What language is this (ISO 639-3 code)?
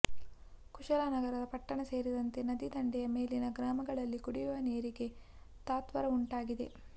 kan